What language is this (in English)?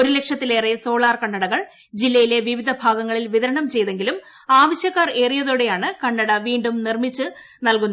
Malayalam